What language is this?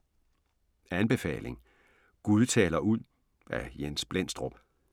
Danish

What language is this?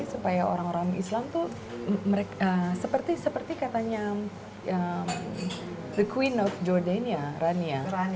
Indonesian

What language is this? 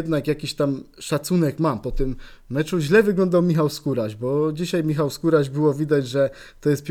Polish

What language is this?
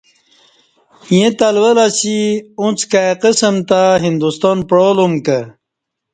Kati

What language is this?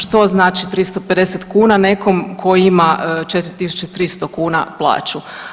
Croatian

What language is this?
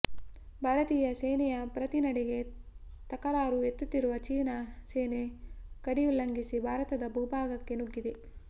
Kannada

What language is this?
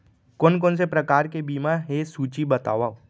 Chhattisgarhi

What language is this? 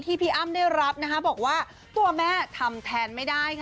Thai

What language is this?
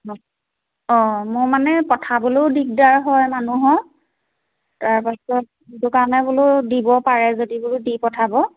Assamese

